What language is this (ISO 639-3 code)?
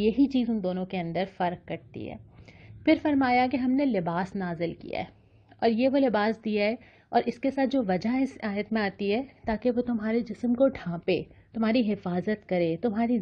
urd